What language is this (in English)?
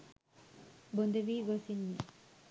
Sinhala